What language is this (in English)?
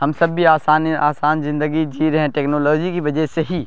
Urdu